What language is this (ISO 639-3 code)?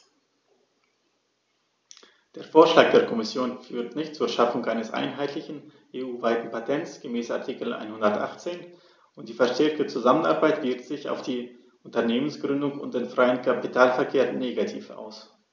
deu